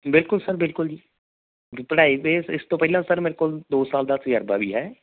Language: Punjabi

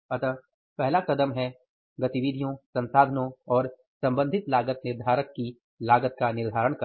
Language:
Hindi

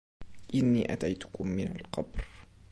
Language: Arabic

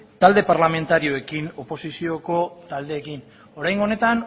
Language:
Basque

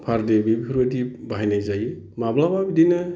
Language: Bodo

